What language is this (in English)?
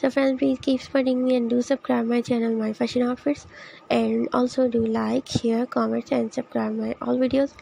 Turkish